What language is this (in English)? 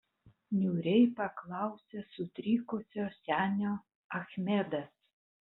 Lithuanian